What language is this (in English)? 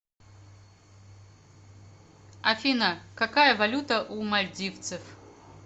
Russian